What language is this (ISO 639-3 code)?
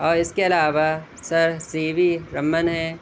urd